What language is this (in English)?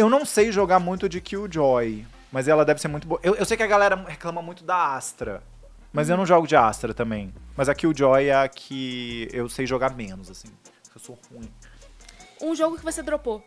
Portuguese